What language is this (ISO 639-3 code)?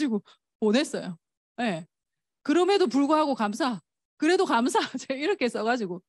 kor